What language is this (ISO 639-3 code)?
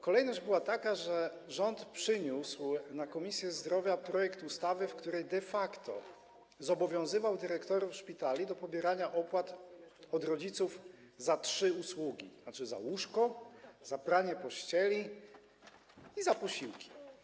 pol